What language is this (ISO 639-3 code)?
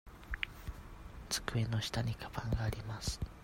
jpn